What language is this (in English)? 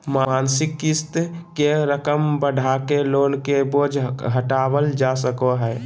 Magahi